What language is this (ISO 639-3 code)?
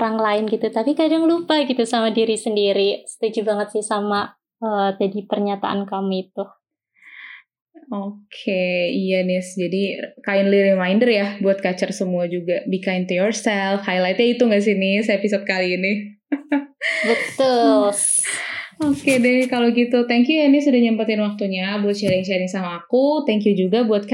ind